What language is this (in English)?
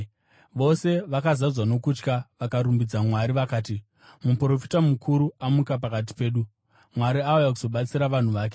Shona